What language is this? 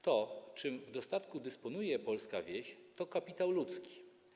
Polish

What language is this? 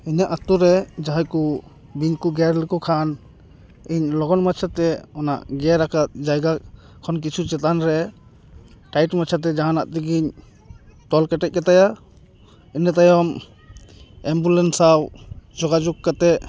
Santali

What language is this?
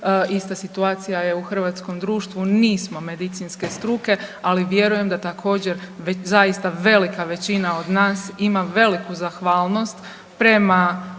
Croatian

